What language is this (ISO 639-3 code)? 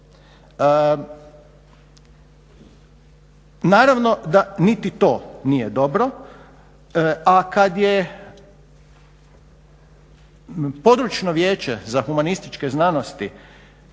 hrv